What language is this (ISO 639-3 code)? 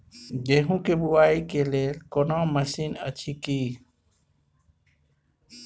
mai